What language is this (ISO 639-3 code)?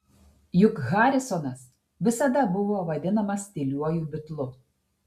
lit